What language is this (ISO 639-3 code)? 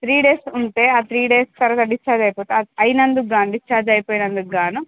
tel